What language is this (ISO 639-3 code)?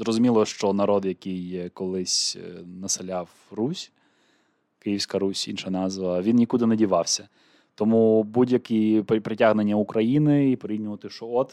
ukr